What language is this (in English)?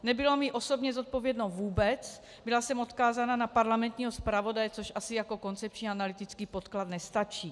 Czech